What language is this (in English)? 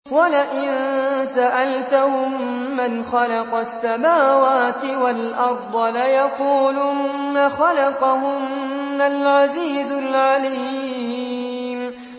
Arabic